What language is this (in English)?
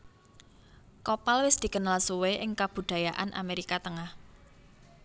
Javanese